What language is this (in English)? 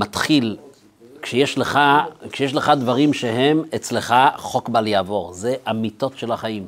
Hebrew